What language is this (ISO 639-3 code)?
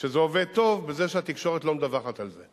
heb